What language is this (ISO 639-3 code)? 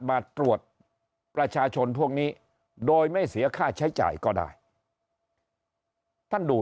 tha